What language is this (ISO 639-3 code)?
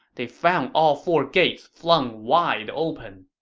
eng